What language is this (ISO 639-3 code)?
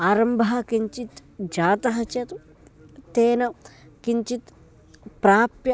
san